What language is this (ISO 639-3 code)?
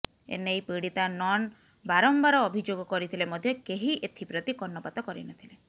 ori